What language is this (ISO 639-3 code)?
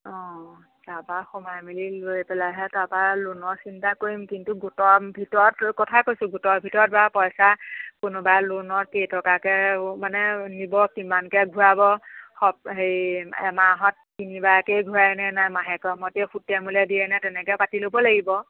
asm